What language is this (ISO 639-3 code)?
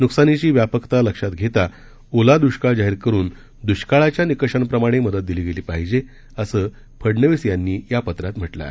mar